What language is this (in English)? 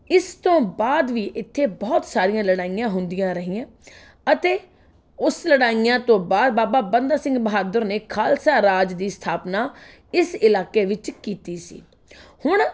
Punjabi